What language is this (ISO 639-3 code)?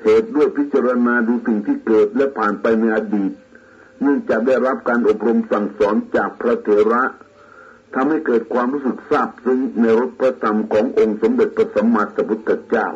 tha